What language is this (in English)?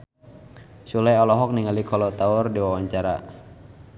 Sundanese